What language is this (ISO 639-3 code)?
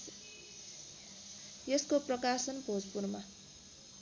nep